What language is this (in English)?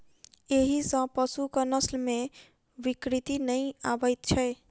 Maithili